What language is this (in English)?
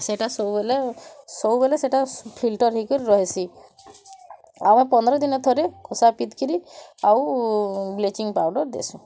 Odia